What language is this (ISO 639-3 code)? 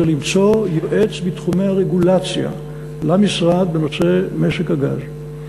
heb